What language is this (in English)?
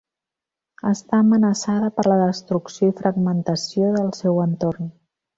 Catalan